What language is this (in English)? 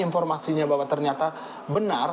Indonesian